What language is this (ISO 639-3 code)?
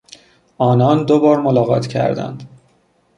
fas